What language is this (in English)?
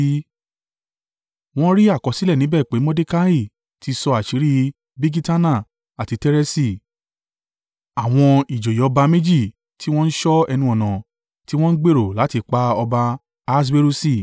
Yoruba